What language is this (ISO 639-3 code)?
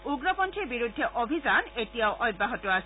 asm